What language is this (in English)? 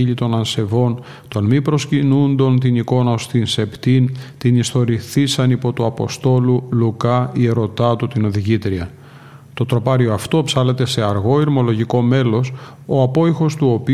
Greek